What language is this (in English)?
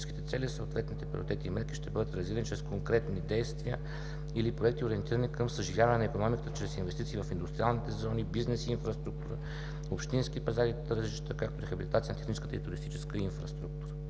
Bulgarian